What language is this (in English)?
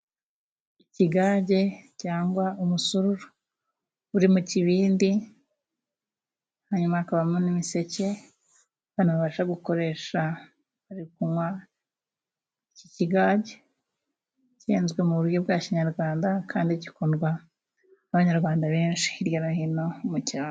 Kinyarwanda